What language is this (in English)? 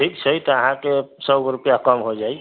Maithili